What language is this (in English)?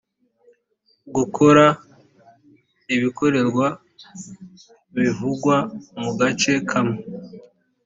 Kinyarwanda